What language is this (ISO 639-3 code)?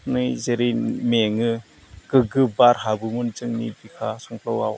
brx